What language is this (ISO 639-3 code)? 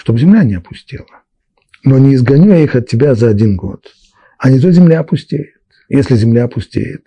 rus